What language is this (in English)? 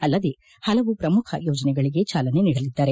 Kannada